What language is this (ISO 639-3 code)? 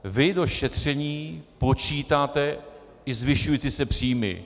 ces